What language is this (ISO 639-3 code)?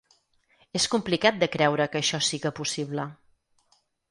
cat